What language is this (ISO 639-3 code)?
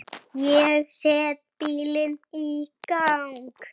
isl